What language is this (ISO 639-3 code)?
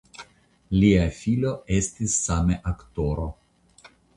epo